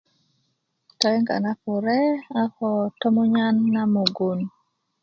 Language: Kuku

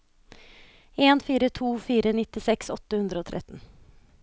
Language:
Norwegian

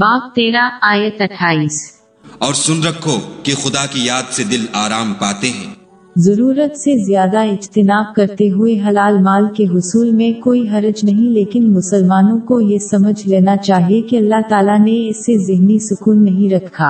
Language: Urdu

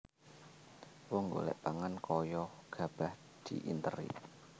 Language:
Javanese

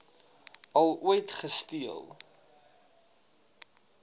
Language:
Afrikaans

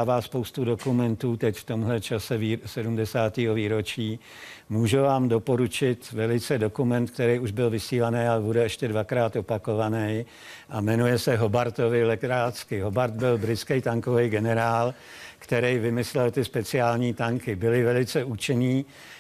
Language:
Czech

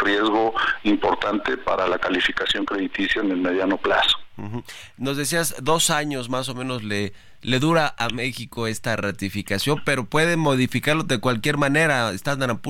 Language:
Spanish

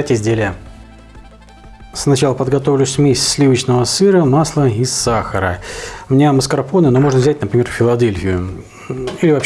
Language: Russian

